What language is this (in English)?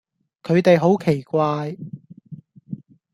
Cantonese